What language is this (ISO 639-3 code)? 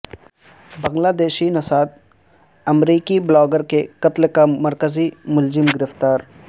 urd